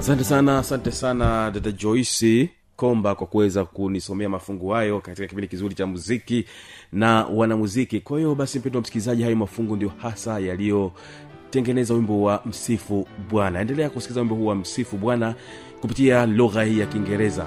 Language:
Swahili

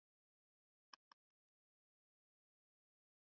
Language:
Swahili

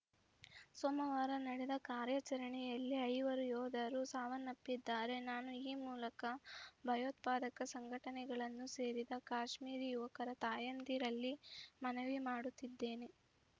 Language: Kannada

